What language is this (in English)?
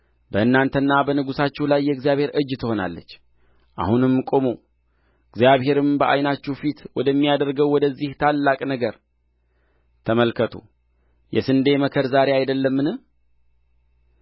Amharic